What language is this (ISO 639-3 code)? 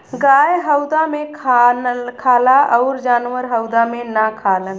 bho